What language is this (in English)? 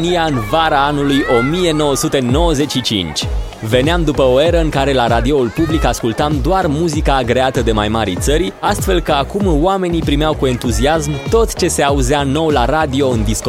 Romanian